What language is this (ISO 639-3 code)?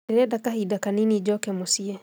kik